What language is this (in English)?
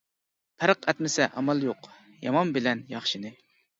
Uyghur